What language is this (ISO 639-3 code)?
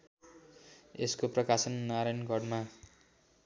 nep